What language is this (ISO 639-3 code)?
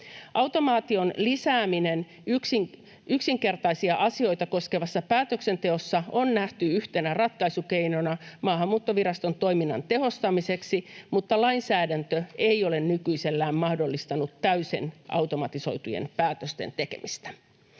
fin